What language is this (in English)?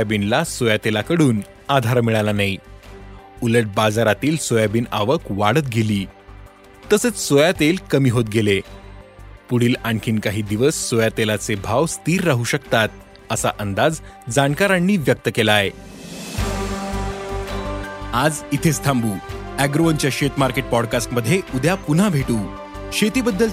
Marathi